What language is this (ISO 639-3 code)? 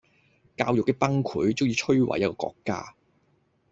yue